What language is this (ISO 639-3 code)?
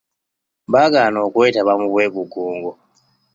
lug